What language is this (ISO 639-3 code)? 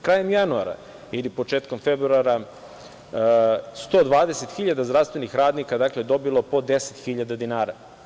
srp